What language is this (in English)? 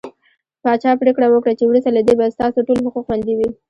Pashto